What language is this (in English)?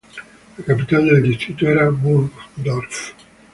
Spanish